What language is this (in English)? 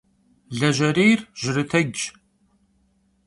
Kabardian